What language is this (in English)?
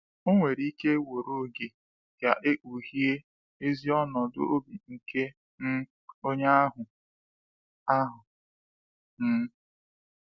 Igbo